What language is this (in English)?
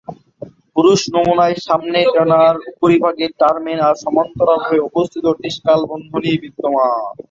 Bangla